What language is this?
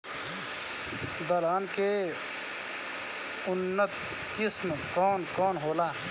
Bhojpuri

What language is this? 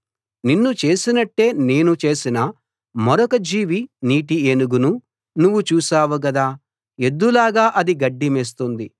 Telugu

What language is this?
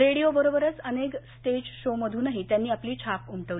Marathi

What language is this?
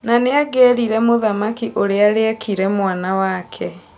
Kikuyu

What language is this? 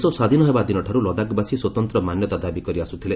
Odia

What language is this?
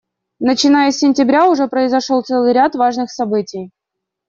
Russian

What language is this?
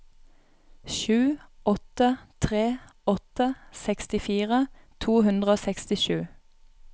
Norwegian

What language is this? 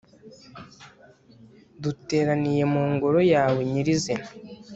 Kinyarwanda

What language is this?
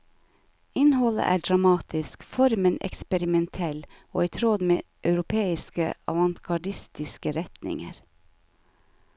Norwegian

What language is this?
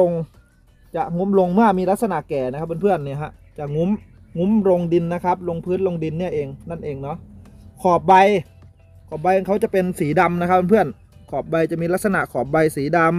Thai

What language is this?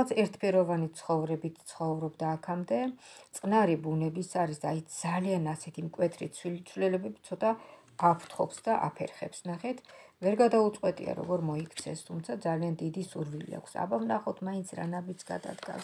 Romanian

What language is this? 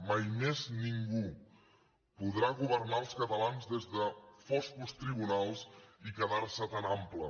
Catalan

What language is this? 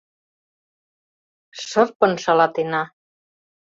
Mari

